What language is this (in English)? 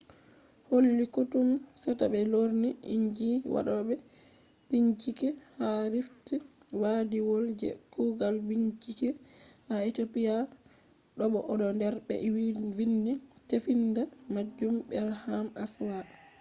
Fula